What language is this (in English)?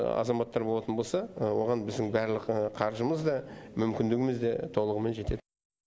Kazakh